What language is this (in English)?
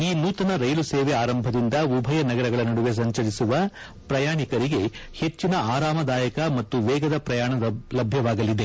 Kannada